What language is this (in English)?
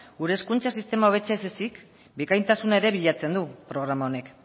Basque